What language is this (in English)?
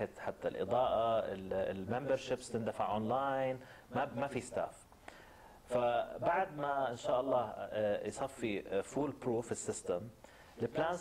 Arabic